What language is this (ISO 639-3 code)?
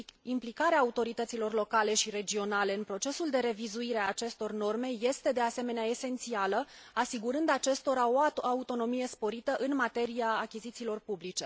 ron